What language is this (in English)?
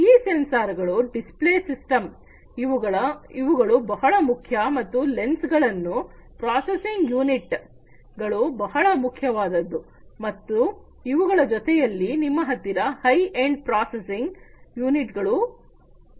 Kannada